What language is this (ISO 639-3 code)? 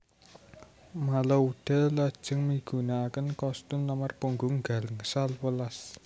jav